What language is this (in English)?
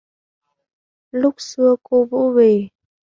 Vietnamese